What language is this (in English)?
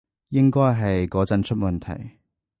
Cantonese